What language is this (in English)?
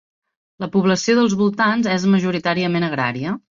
Catalan